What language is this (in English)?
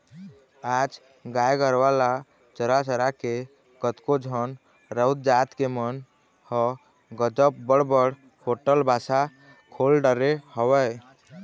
Chhattisgarhi